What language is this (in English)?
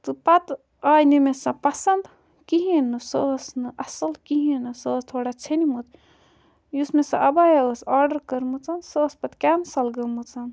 Kashmiri